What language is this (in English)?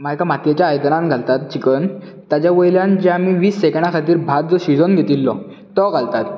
Konkani